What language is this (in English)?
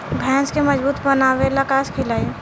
Bhojpuri